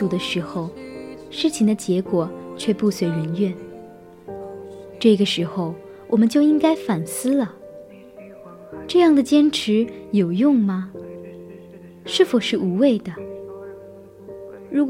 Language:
Chinese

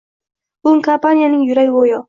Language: Uzbek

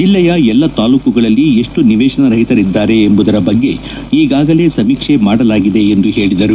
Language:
Kannada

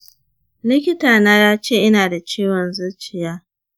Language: Hausa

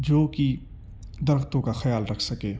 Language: Urdu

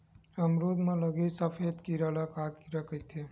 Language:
Chhattisgarhi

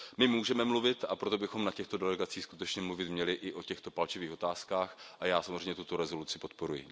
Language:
Czech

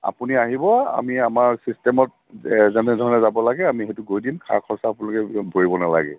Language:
Assamese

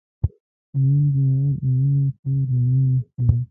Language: Pashto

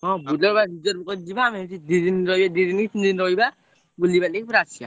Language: Odia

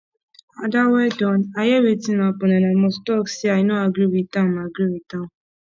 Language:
Nigerian Pidgin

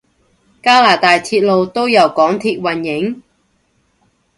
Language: Cantonese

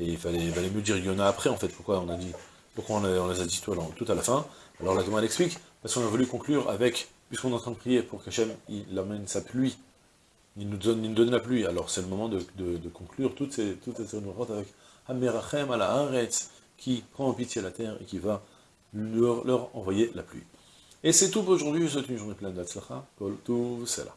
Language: French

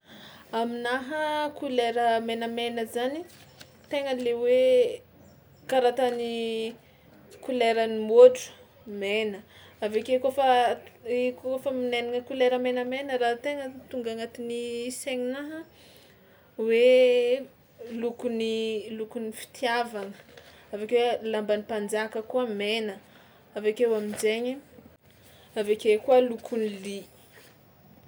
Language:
Tsimihety Malagasy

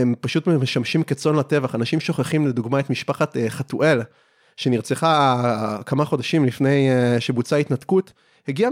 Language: Hebrew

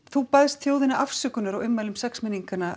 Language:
Icelandic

